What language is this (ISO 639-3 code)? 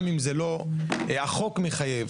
heb